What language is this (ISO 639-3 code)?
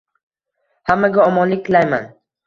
uzb